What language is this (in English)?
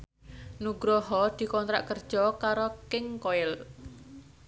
Javanese